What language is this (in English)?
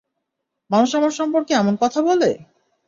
Bangla